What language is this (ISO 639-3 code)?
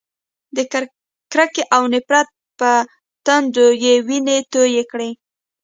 pus